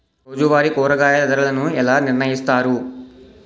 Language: Telugu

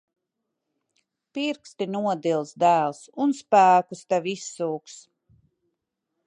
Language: Latvian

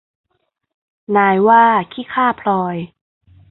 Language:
Thai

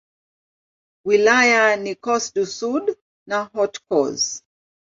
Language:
Swahili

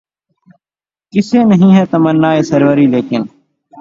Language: Urdu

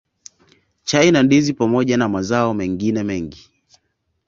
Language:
Swahili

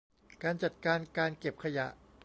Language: Thai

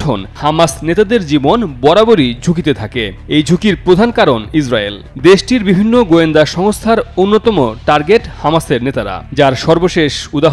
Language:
Bangla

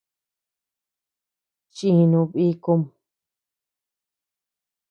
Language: Tepeuxila Cuicatec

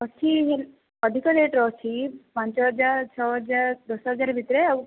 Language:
Odia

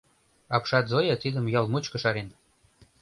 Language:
Mari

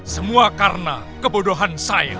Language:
Indonesian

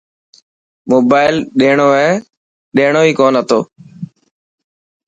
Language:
Dhatki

